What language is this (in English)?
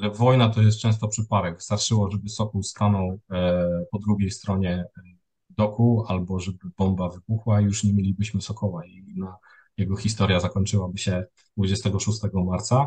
Polish